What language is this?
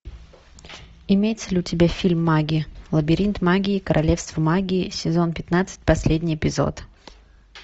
Russian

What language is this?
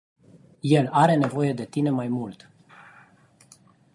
Romanian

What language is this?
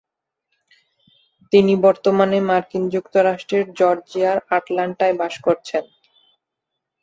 Bangla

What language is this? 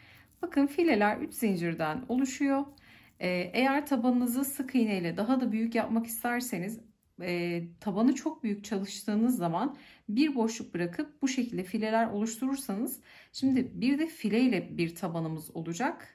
Turkish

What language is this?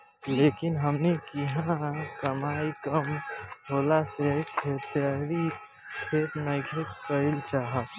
Bhojpuri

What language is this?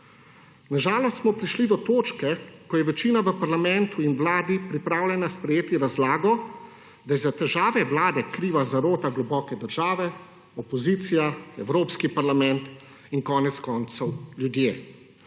Slovenian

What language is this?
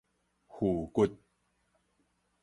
Min Nan Chinese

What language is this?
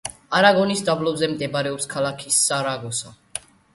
Georgian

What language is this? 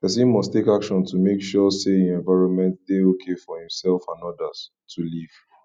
Nigerian Pidgin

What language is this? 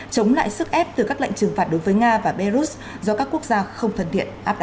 Vietnamese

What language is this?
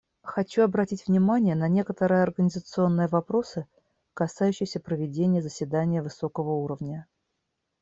Russian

